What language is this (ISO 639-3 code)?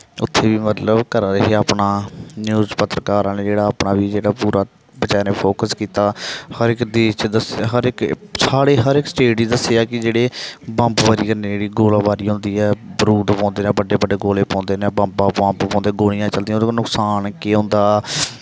doi